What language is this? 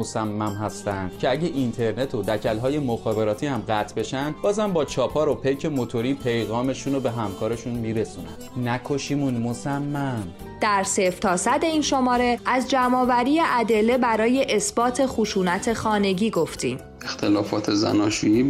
Persian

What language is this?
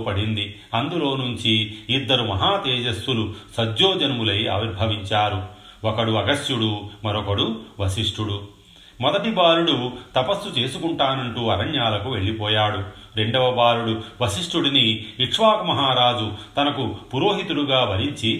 Telugu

